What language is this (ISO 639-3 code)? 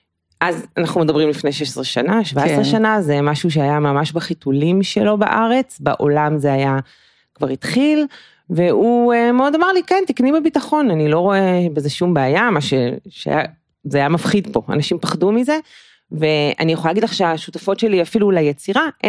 heb